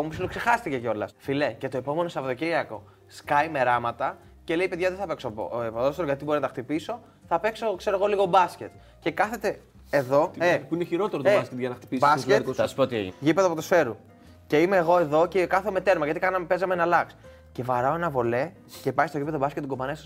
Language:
Greek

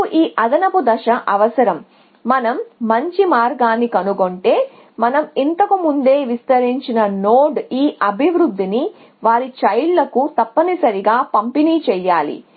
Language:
Telugu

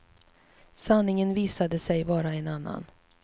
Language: Swedish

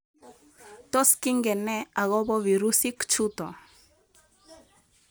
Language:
Kalenjin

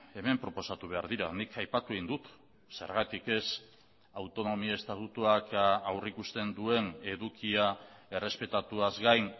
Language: Basque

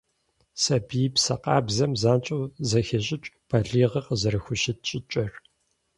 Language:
Kabardian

